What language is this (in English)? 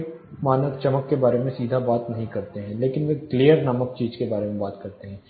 Hindi